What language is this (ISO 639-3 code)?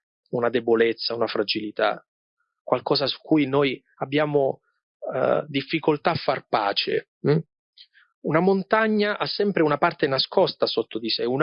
ita